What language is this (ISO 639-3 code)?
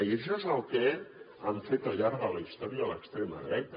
cat